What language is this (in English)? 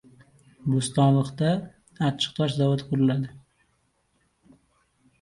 Uzbek